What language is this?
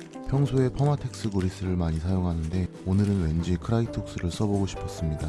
Korean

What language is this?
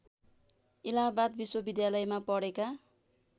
Nepali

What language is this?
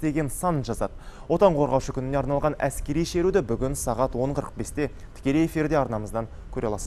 Turkish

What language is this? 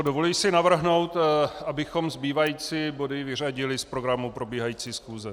Czech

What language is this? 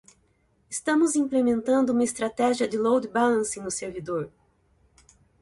Portuguese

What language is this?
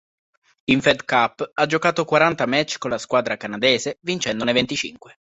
Italian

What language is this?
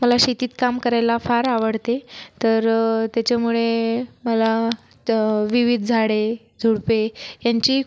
Marathi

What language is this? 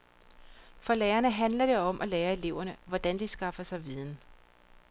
Danish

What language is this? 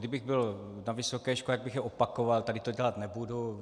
Czech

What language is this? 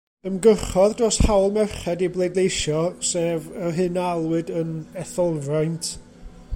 Welsh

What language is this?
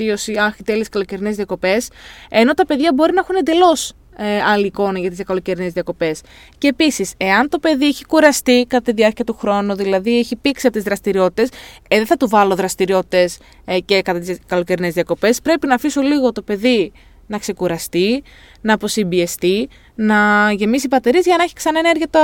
Greek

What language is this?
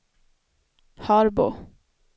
Swedish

